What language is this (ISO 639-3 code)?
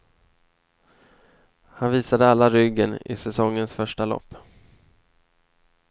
swe